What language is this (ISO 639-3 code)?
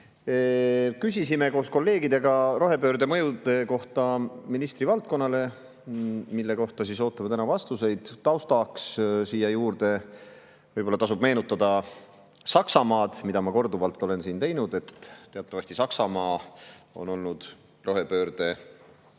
est